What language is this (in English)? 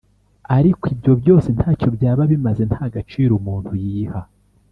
Kinyarwanda